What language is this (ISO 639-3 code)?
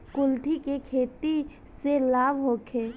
bho